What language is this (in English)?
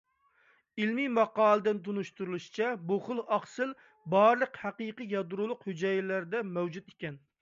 Uyghur